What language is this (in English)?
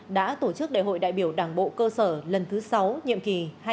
Vietnamese